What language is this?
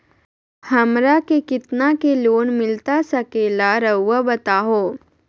Magahi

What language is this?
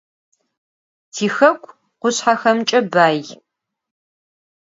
Adyghe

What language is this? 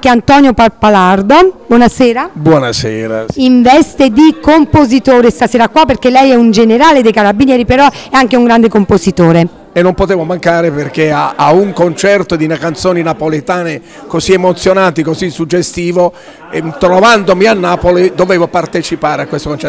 Italian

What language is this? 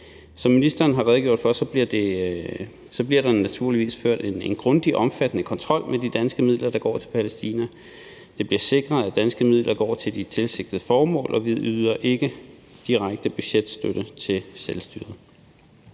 Danish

